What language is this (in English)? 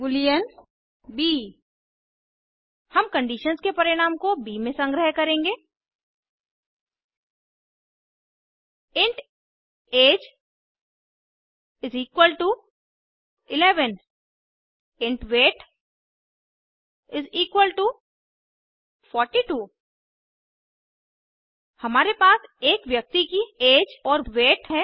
Hindi